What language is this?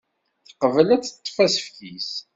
Kabyle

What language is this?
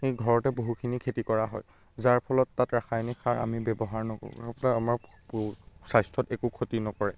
Assamese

